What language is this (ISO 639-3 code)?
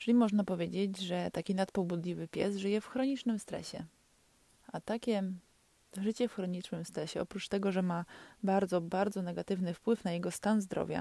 pol